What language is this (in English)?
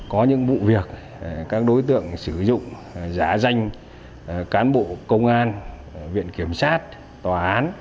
Vietnamese